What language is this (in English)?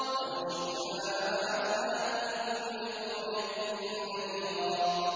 Arabic